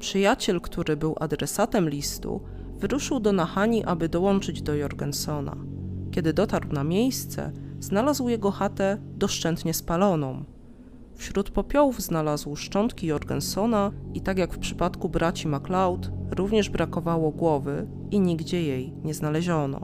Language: Polish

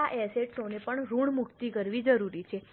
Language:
Gujarati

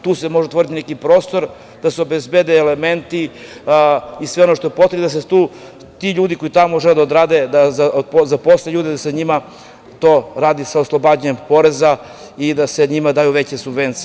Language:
Serbian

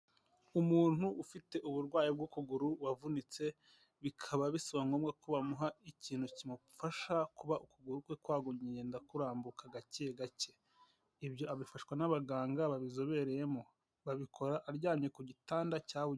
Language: Kinyarwanda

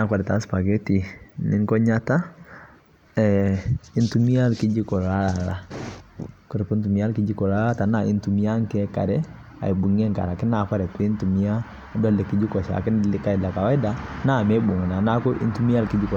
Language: Masai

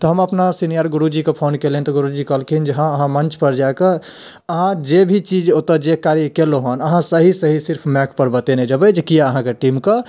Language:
Maithili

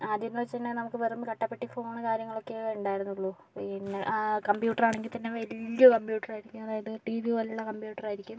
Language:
Malayalam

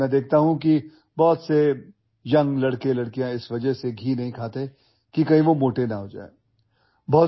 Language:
Urdu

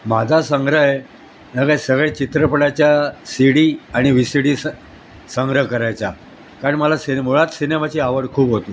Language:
Marathi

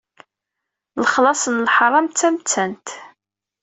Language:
Kabyle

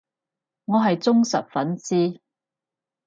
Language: Cantonese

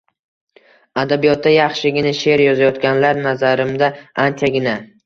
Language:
Uzbek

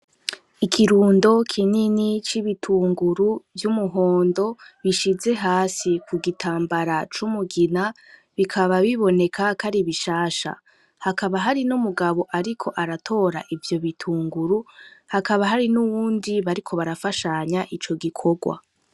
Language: Rundi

